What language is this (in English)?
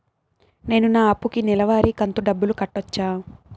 Telugu